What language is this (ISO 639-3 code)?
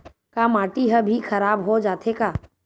hne